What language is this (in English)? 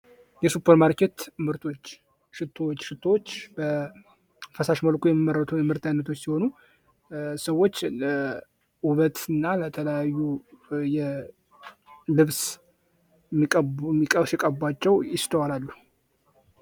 Amharic